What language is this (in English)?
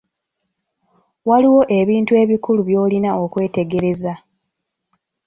Ganda